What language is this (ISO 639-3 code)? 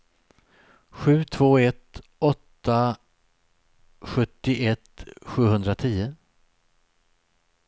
swe